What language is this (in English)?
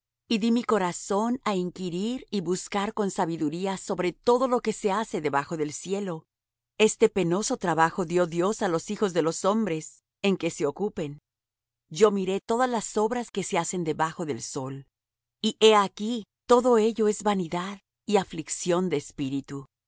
Spanish